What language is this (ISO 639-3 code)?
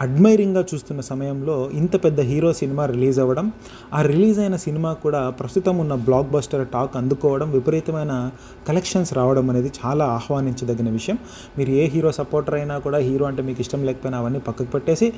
tel